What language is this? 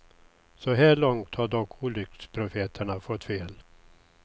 Swedish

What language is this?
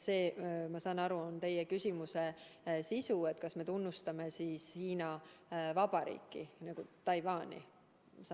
Estonian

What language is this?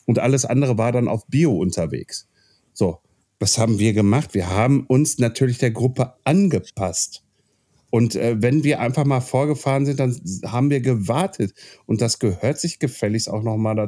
German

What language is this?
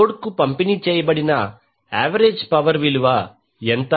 Telugu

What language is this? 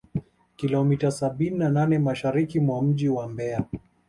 Swahili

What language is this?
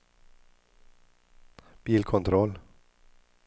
Swedish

